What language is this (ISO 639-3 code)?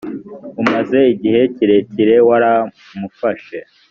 kin